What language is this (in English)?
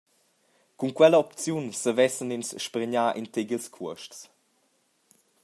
Romansh